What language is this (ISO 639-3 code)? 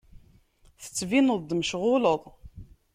kab